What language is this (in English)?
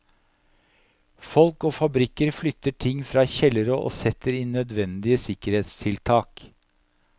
Norwegian